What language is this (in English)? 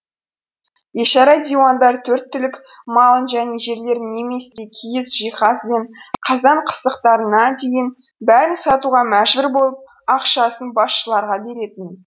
Kazakh